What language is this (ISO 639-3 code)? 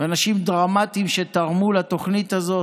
heb